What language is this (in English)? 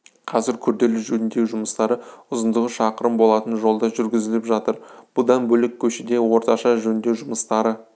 Kazakh